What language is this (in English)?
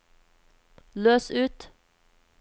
Norwegian